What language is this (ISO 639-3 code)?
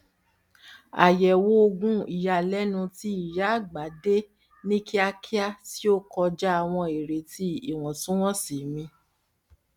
yor